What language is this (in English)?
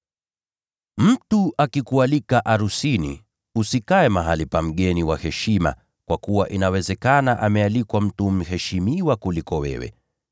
Swahili